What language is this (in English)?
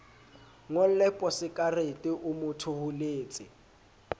Southern Sotho